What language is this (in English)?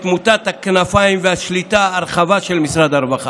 Hebrew